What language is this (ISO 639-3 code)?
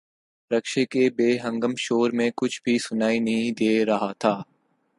urd